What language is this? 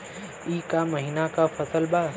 Bhojpuri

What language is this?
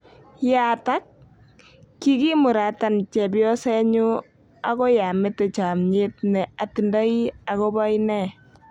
Kalenjin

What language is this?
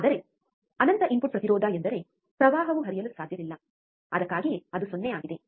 Kannada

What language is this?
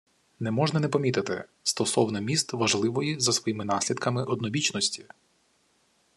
Ukrainian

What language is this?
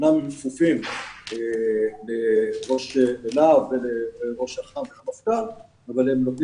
Hebrew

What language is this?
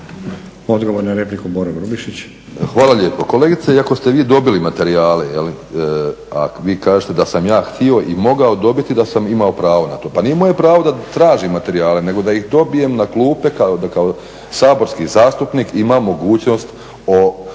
Croatian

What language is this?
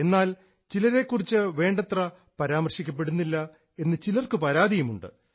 Malayalam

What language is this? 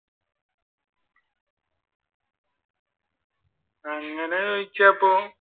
Malayalam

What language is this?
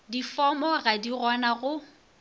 Northern Sotho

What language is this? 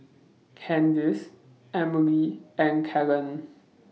English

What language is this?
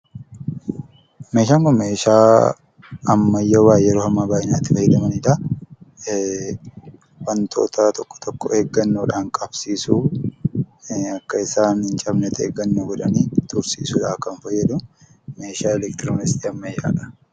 Oromo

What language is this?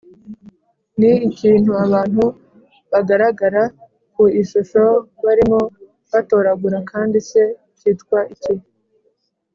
Kinyarwanda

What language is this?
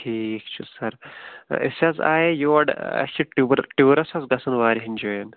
Kashmiri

